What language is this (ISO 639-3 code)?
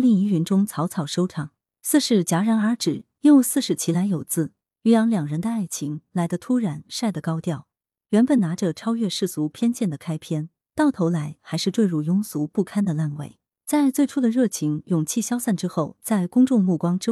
zho